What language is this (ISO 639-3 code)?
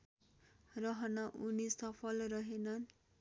nep